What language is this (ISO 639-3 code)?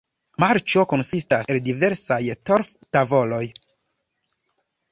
epo